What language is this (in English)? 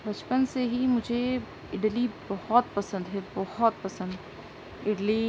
Urdu